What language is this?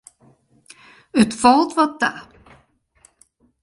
Western Frisian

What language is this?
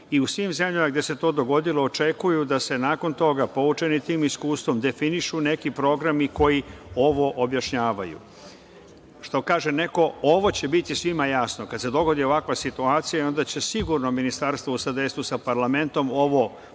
Serbian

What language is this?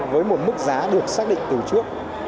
Vietnamese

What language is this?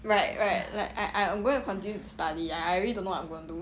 English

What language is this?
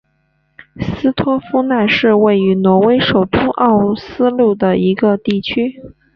Chinese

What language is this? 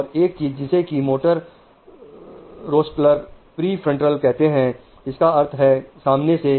Hindi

